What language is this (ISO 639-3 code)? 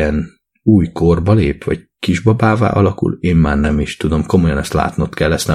hun